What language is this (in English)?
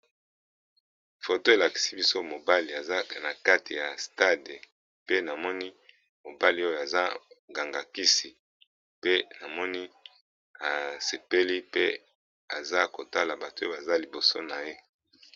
Lingala